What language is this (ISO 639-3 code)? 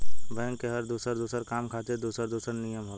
bho